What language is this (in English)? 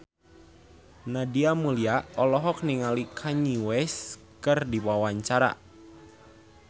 Sundanese